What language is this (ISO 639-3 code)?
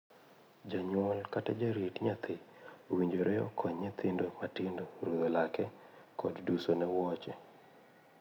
luo